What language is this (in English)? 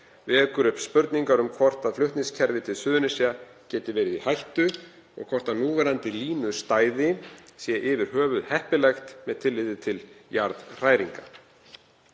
Icelandic